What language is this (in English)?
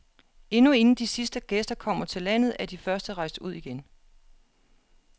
Danish